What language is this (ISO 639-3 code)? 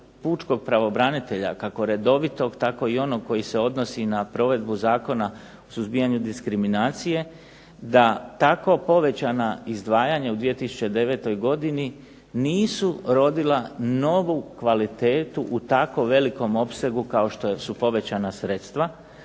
hrv